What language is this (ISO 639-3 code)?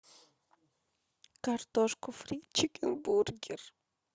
rus